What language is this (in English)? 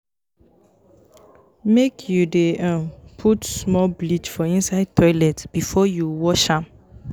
Nigerian Pidgin